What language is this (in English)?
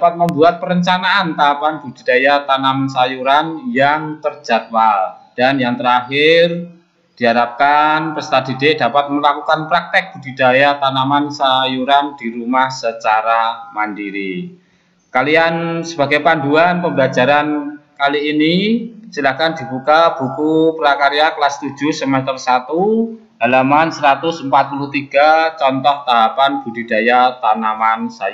Indonesian